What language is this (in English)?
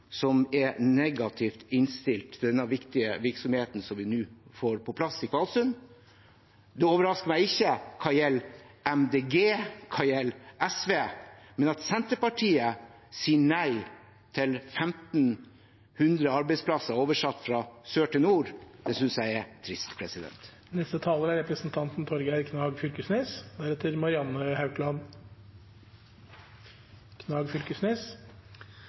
Norwegian